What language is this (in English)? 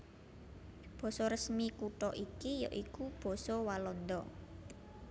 Javanese